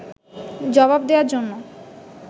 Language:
Bangla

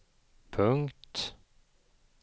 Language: Swedish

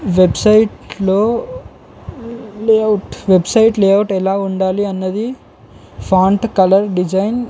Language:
Telugu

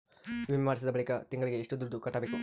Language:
Kannada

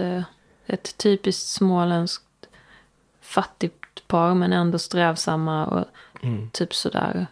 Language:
Swedish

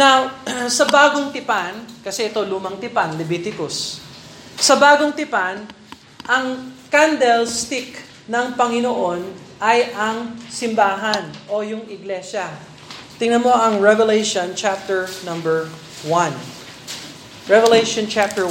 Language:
Filipino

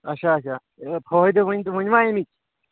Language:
Kashmiri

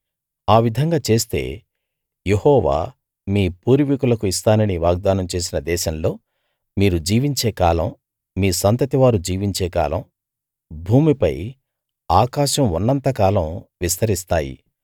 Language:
Telugu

